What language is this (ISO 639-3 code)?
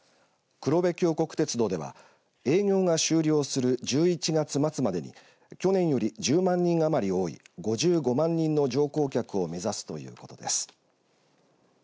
jpn